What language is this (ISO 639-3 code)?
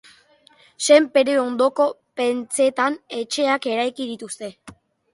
eus